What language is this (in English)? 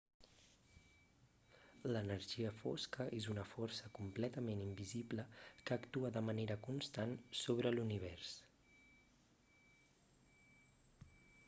Catalan